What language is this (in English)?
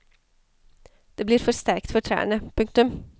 Norwegian